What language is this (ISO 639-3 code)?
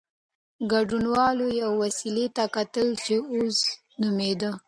pus